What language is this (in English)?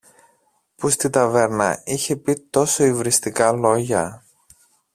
Greek